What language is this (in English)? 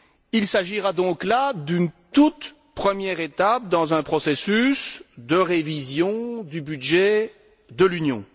French